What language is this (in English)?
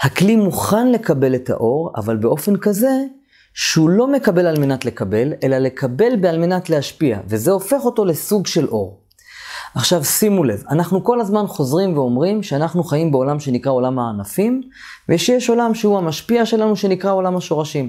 Hebrew